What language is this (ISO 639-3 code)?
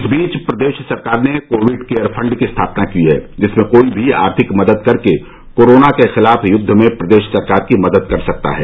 hin